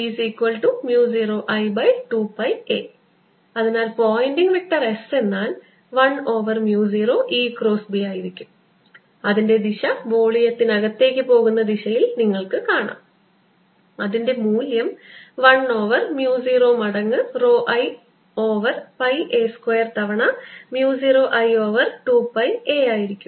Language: Malayalam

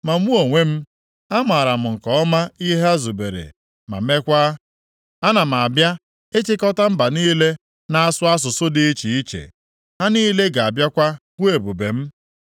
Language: Igbo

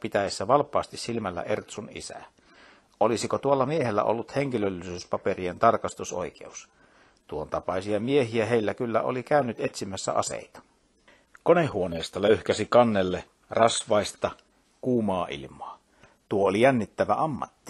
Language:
Finnish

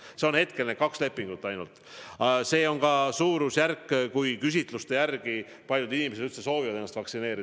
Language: Estonian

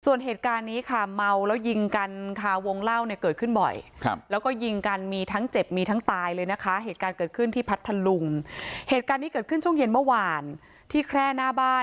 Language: Thai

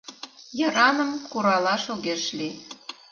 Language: Mari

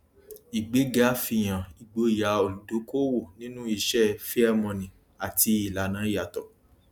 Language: Yoruba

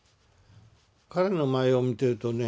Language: Japanese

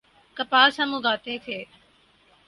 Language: Urdu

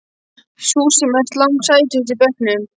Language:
Icelandic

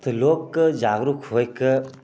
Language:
Maithili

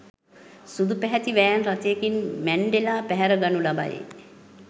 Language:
Sinhala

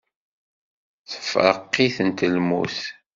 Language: Kabyle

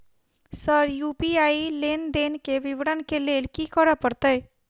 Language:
Maithili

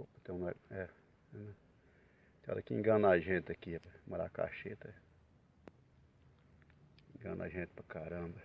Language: Portuguese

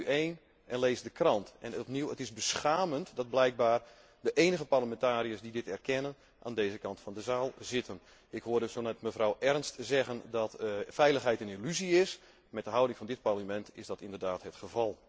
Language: Dutch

